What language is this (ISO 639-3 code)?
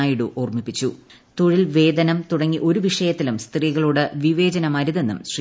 mal